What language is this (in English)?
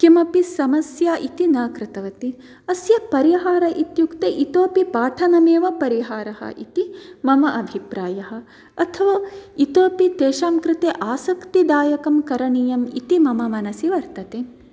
Sanskrit